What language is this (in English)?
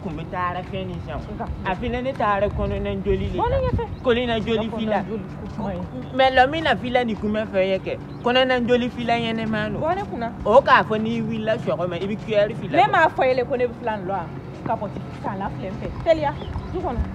French